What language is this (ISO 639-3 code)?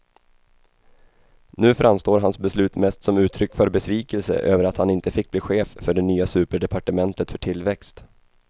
swe